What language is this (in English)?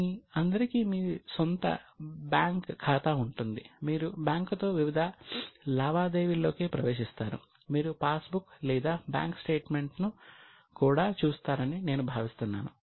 Telugu